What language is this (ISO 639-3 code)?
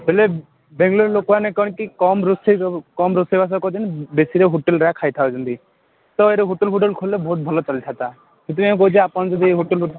ori